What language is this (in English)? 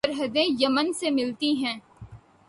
Urdu